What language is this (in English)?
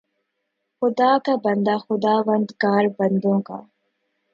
Urdu